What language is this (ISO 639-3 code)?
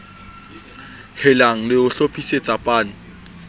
sot